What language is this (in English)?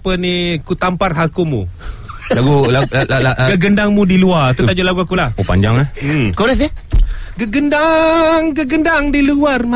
Malay